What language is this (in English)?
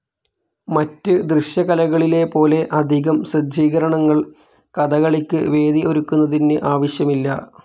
Malayalam